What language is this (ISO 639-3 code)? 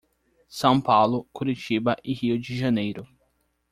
por